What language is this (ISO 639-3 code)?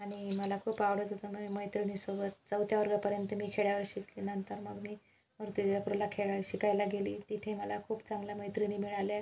mar